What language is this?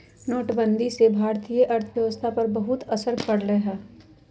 Magahi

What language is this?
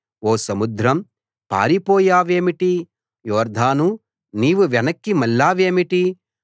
Telugu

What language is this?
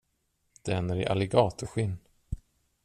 Swedish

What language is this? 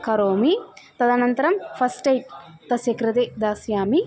Sanskrit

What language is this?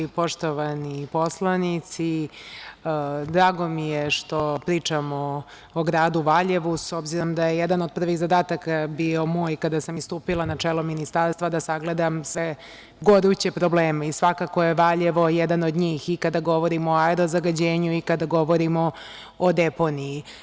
Serbian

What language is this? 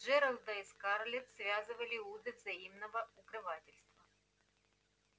Russian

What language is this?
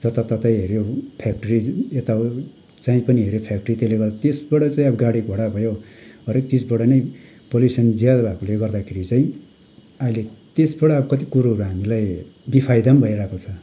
Nepali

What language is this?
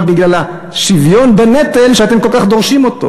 Hebrew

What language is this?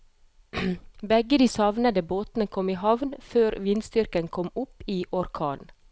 Norwegian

